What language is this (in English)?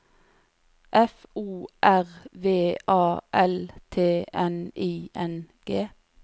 Norwegian